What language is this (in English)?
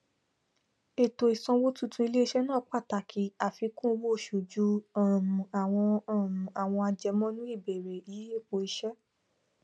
Yoruba